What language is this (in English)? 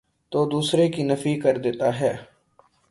Urdu